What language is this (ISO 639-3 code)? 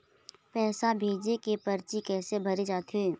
hne